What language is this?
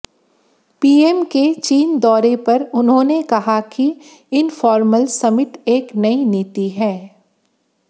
Hindi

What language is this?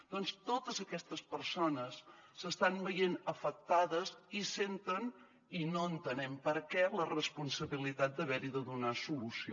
Catalan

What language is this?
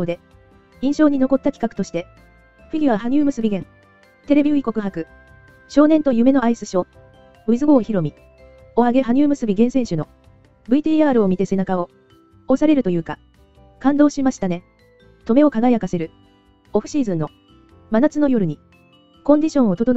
Japanese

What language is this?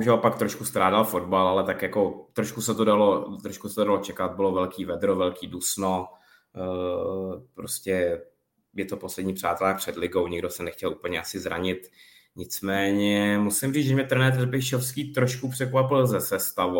Czech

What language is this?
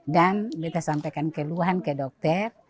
Indonesian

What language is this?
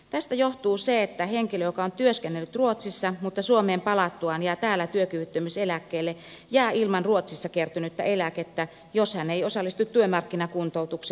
Finnish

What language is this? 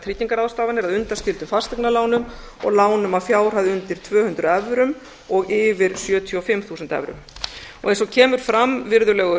Icelandic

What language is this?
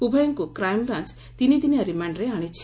Odia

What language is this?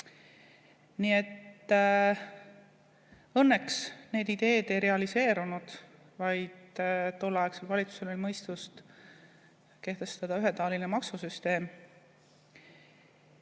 Estonian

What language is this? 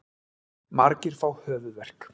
Icelandic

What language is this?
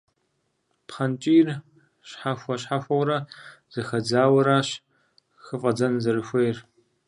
Kabardian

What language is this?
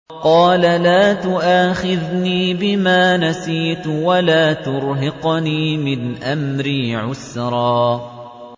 Arabic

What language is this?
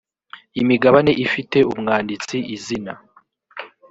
Kinyarwanda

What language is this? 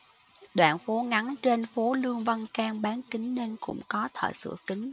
Vietnamese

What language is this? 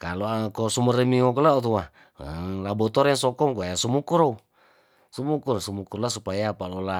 Tondano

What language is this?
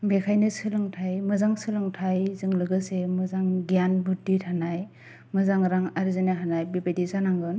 Bodo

